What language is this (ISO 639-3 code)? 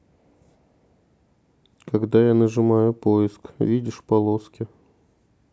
rus